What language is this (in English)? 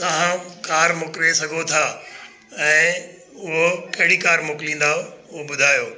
Sindhi